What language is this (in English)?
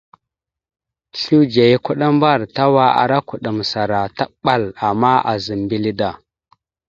Mada (Cameroon)